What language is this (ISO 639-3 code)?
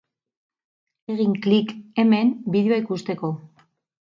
eus